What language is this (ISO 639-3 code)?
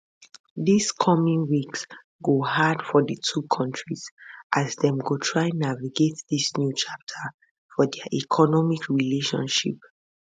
pcm